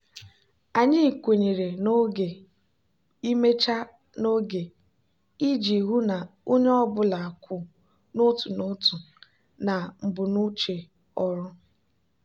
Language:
Igbo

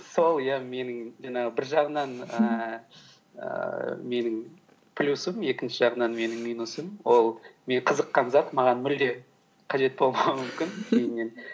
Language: Kazakh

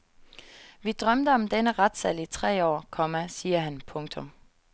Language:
Danish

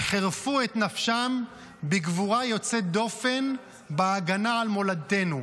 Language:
Hebrew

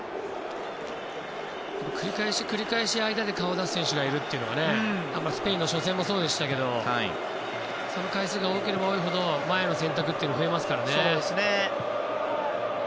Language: Japanese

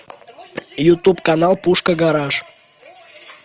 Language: Russian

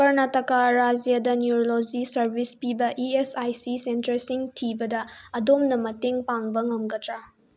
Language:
Manipuri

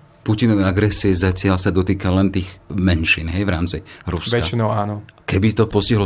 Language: Slovak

